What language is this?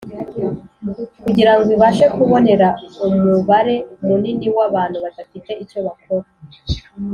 Kinyarwanda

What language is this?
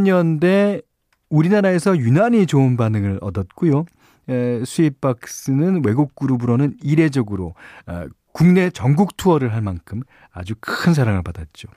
Korean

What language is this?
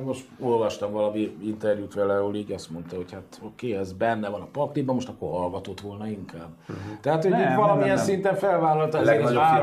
Hungarian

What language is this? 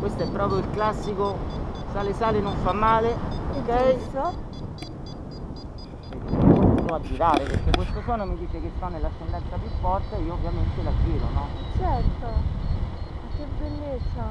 Italian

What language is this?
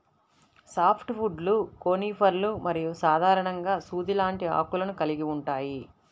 Telugu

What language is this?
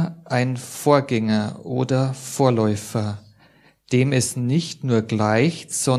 German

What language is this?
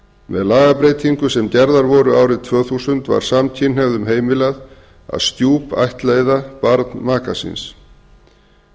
Icelandic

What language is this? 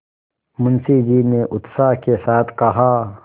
Hindi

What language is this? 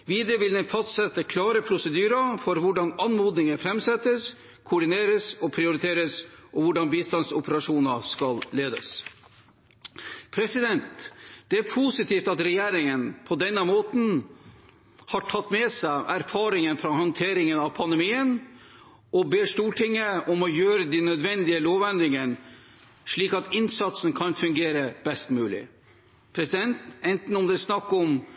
Norwegian Bokmål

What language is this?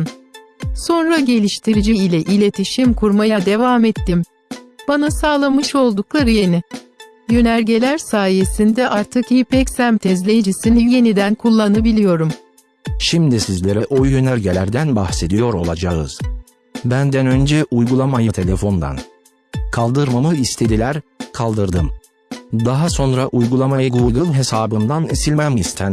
Turkish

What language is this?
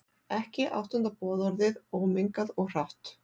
Icelandic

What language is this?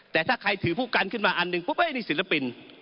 Thai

